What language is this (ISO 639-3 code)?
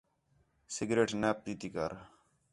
xhe